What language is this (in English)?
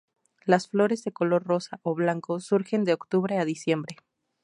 Spanish